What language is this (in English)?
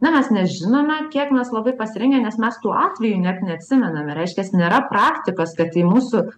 Lithuanian